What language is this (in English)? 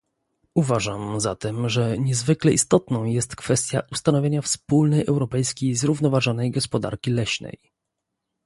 Polish